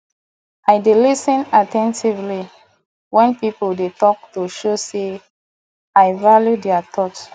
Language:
Nigerian Pidgin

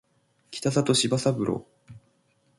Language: Japanese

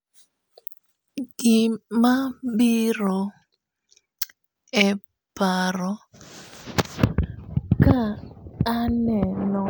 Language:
Luo (Kenya and Tanzania)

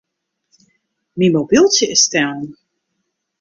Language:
Western Frisian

